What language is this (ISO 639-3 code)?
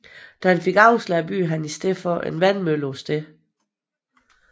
dan